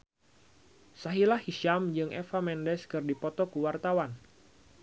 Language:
Sundanese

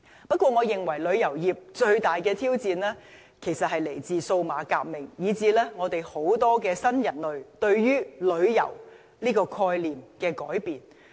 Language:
Cantonese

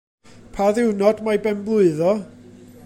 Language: Welsh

